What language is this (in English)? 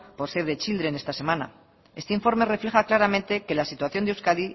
Spanish